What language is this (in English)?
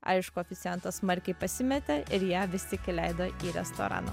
Lithuanian